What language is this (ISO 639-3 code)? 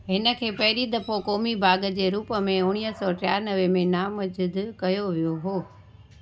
snd